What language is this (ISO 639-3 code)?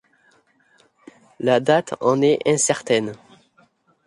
fra